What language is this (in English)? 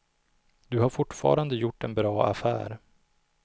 Swedish